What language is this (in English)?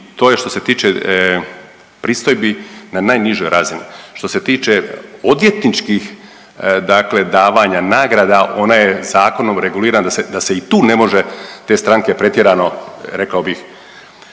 Croatian